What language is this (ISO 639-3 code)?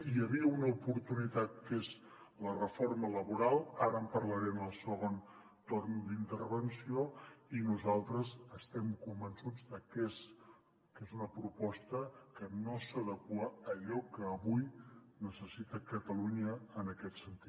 cat